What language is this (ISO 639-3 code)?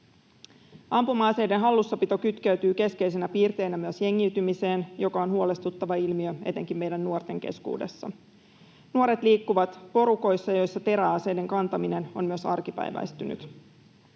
fin